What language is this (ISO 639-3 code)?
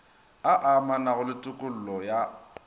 nso